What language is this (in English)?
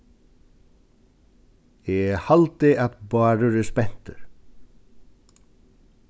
Faroese